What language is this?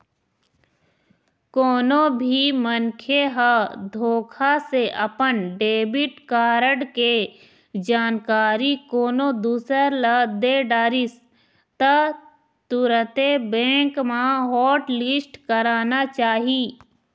Chhattisgarhi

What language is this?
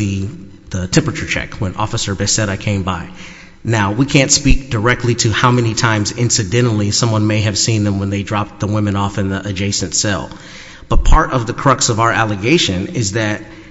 English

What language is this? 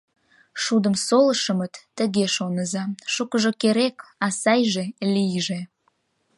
Mari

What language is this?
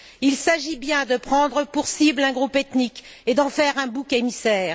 French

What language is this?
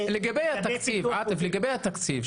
Hebrew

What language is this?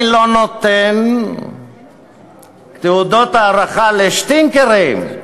Hebrew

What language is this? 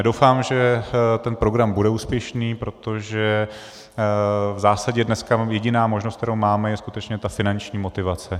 Czech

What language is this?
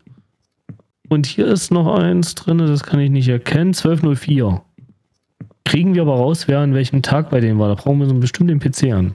German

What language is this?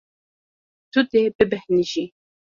Kurdish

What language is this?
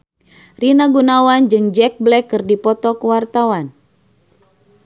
Sundanese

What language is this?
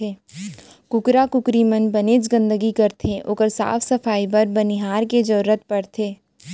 Chhattisgarhi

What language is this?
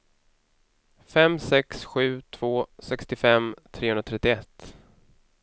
Swedish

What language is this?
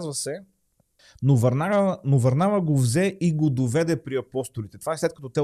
Bulgarian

